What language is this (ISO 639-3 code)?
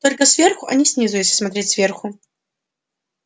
rus